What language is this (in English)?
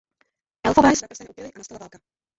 Czech